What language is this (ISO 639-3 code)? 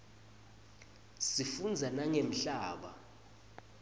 ssw